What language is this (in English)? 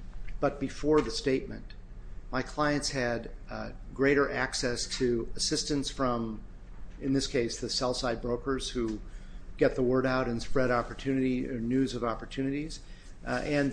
English